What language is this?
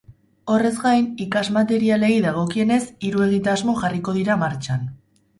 Basque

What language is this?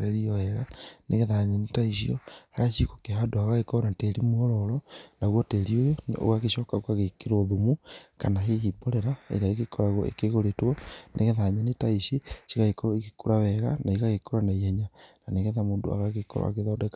Kikuyu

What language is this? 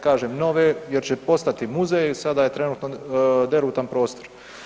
Croatian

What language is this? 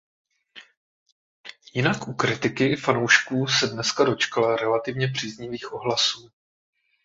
Czech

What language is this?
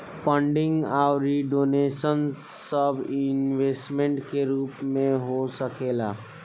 Bhojpuri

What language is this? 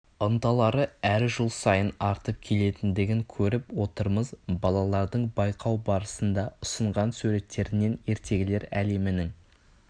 Kazakh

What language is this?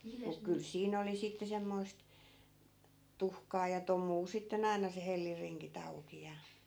Finnish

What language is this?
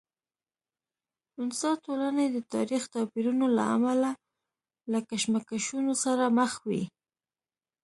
Pashto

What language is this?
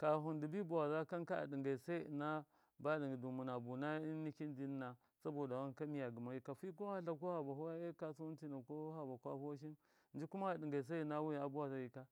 Miya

